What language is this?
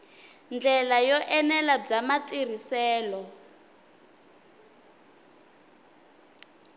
Tsonga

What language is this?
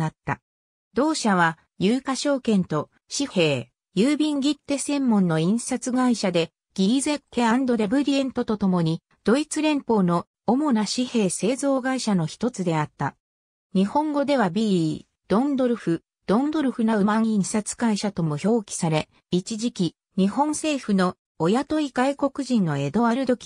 Japanese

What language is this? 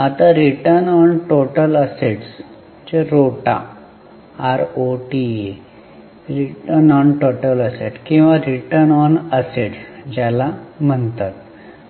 Marathi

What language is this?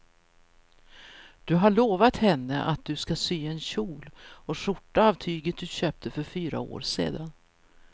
Swedish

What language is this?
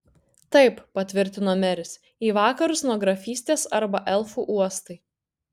Lithuanian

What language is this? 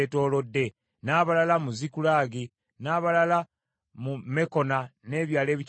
Ganda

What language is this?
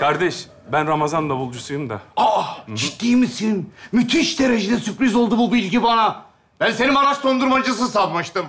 Turkish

